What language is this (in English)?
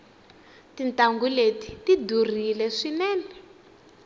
Tsonga